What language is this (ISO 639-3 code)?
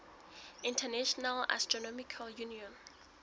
sot